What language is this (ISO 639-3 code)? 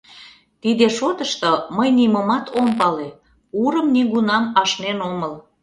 chm